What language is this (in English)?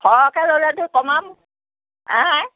Assamese